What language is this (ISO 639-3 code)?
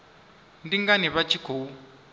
ven